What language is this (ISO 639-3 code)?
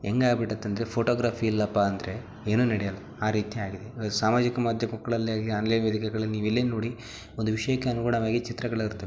kan